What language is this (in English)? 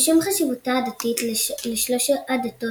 Hebrew